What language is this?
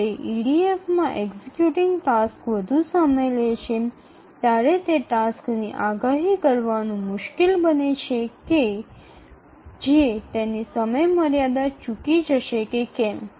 Gujarati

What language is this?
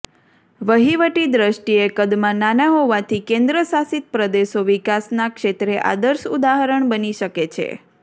Gujarati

